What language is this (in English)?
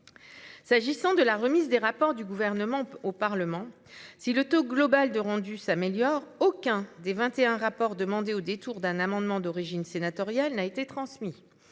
French